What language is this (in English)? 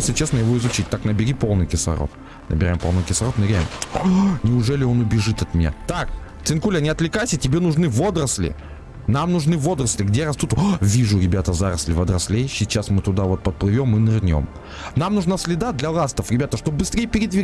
Russian